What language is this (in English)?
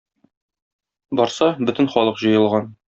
Tatar